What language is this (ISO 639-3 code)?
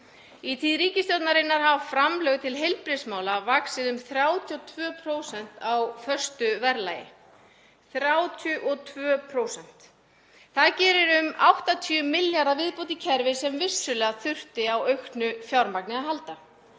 isl